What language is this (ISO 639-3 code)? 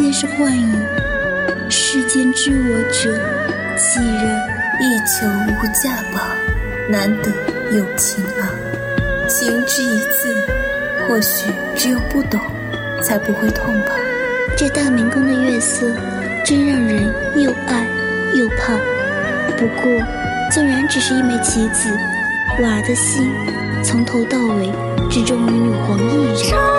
zho